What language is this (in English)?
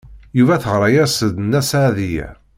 Kabyle